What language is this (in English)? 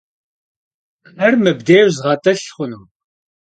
Kabardian